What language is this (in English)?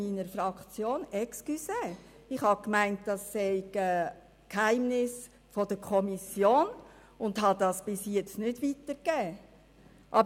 Swiss German